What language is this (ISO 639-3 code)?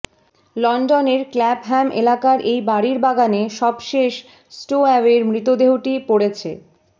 ben